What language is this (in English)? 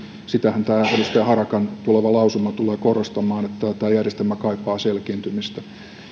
Finnish